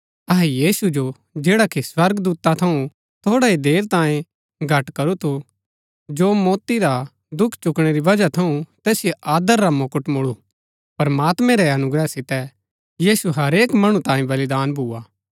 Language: Gaddi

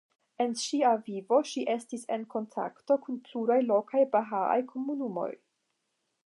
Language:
Esperanto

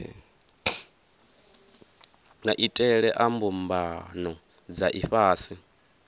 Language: Venda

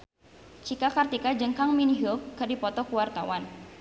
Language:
Sundanese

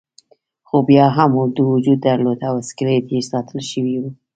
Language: Pashto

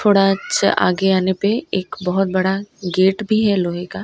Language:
Hindi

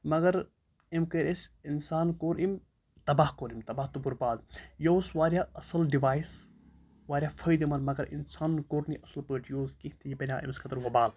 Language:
Kashmiri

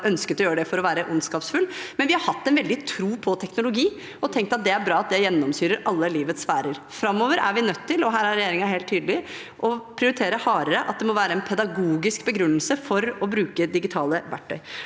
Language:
Norwegian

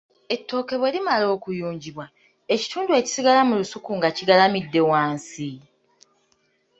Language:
Ganda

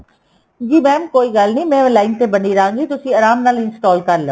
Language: Punjabi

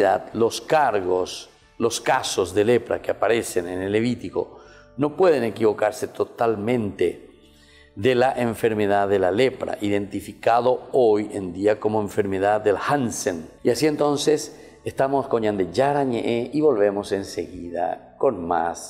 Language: Spanish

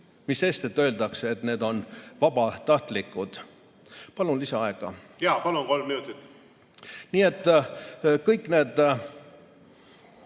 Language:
Estonian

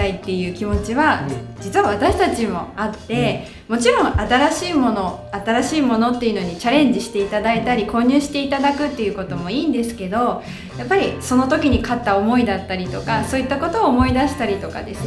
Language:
Japanese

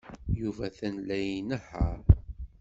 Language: Kabyle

